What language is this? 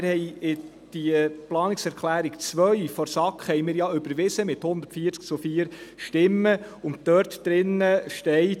Swiss German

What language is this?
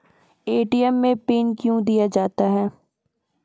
Maithili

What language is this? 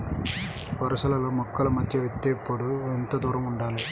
Telugu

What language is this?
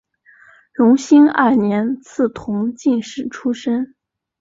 Chinese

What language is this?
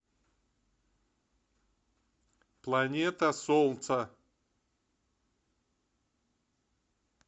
Russian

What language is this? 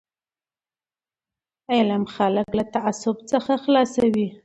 Pashto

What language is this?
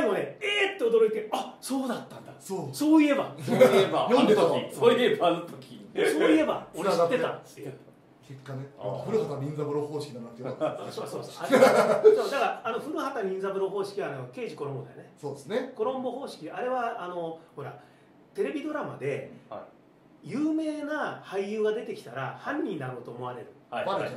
Japanese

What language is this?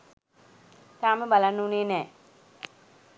Sinhala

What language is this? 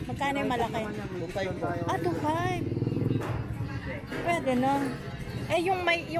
Filipino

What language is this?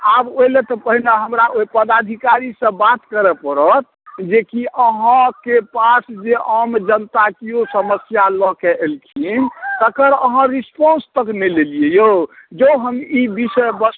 Maithili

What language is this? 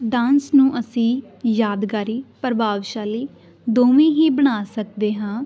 Punjabi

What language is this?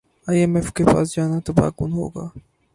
Urdu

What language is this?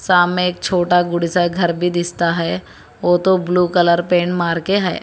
Hindi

